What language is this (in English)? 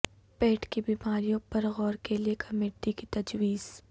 Urdu